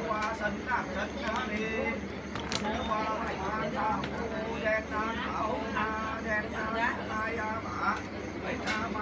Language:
Vietnamese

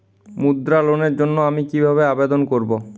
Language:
Bangla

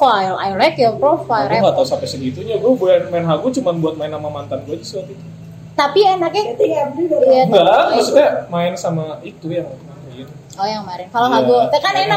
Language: Indonesian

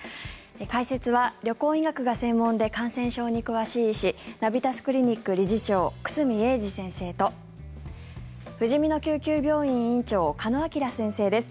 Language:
Japanese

